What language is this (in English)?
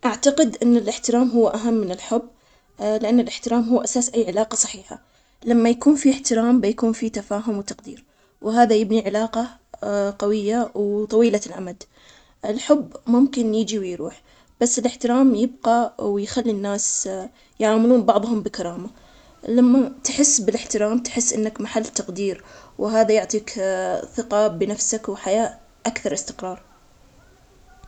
Omani Arabic